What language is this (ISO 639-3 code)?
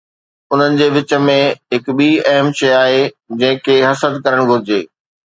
snd